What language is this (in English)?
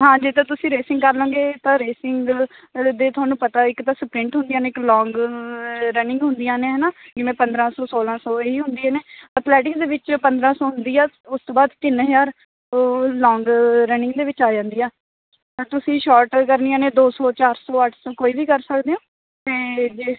Punjabi